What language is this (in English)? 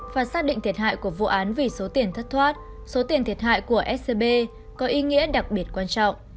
Vietnamese